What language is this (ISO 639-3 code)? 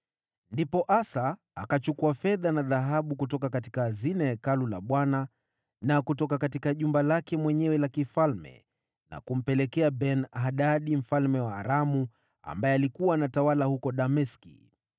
swa